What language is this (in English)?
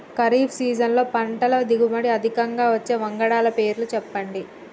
Telugu